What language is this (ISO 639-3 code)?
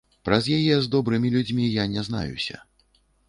bel